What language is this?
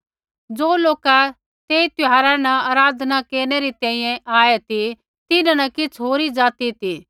Kullu Pahari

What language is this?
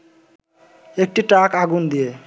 Bangla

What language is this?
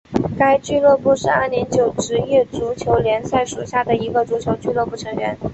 Chinese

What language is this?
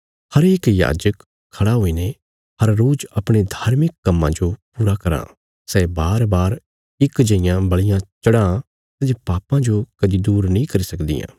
Bilaspuri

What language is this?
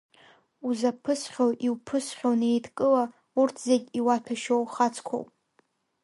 Abkhazian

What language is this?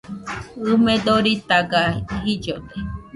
Nüpode Huitoto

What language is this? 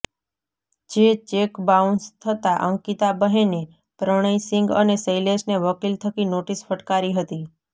Gujarati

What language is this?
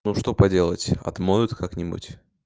Russian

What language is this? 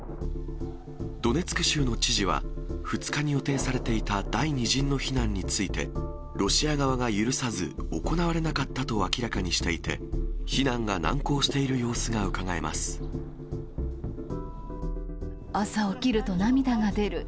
Japanese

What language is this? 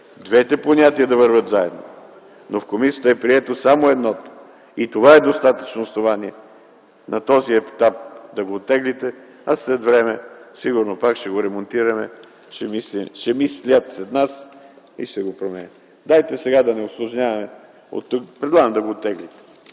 Bulgarian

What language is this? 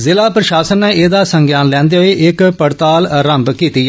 Dogri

